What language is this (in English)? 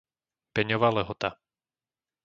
Slovak